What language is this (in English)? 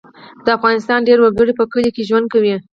Pashto